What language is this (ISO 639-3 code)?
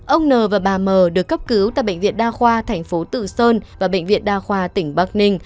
vie